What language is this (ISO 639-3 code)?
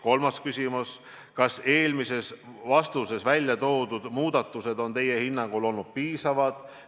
est